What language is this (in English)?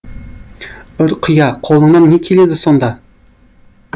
Kazakh